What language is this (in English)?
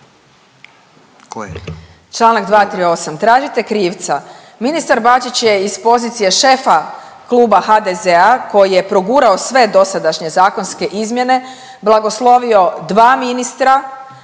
Croatian